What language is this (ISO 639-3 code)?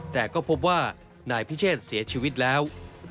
tha